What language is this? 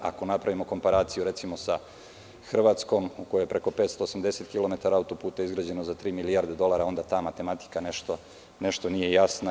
Serbian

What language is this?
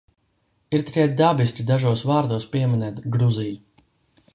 Latvian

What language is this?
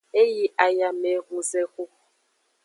Aja (Benin)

